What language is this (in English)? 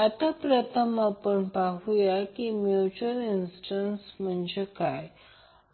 Marathi